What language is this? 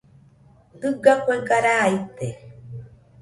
Nüpode Huitoto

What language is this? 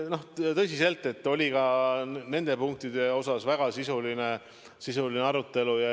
Estonian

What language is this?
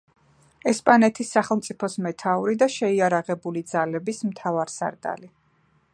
Georgian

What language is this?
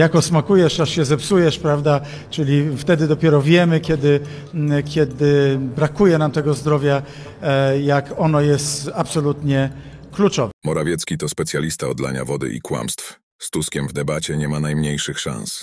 Polish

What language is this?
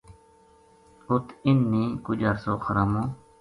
Gujari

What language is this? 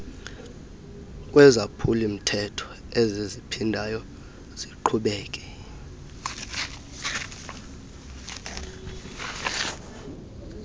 Xhosa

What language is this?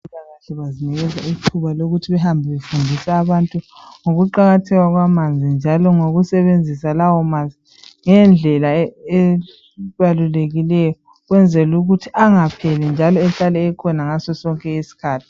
North Ndebele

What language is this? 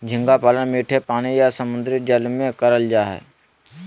Magahi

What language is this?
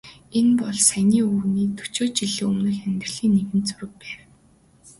Mongolian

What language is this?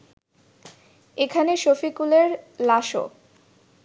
Bangla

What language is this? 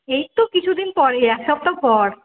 Bangla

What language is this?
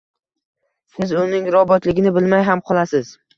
Uzbek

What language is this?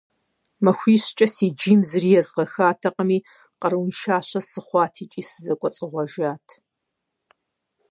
Kabardian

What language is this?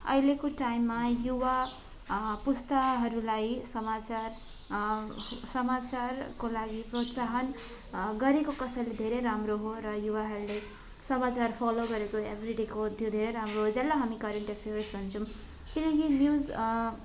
Nepali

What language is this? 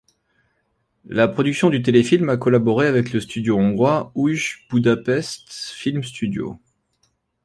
French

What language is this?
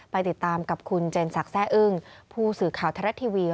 Thai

